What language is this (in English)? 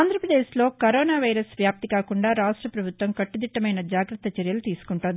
Telugu